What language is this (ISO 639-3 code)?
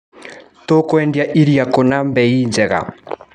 kik